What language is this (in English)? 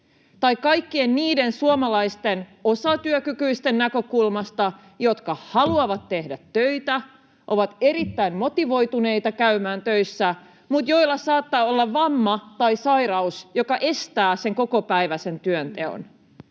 Finnish